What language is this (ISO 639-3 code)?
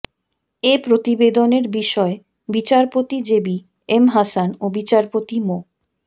ben